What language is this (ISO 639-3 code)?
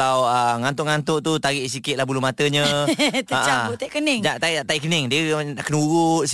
msa